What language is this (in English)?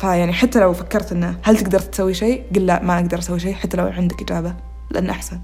Arabic